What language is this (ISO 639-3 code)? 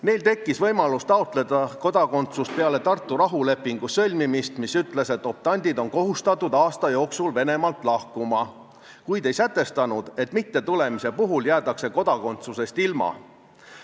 est